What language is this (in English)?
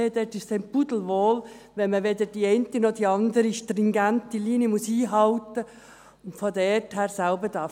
Swiss German